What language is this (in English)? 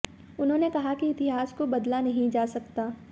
Hindi